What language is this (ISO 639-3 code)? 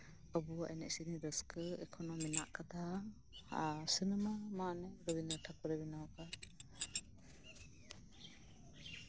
sat